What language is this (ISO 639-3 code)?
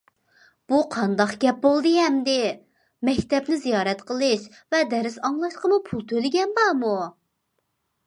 uig